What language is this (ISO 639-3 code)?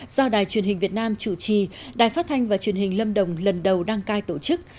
vie